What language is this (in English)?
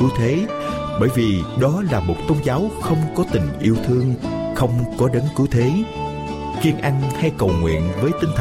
Vietnamese